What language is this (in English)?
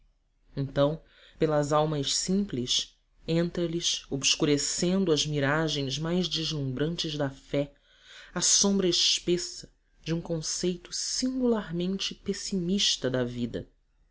Portuguese